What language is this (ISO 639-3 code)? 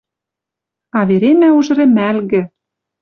mrj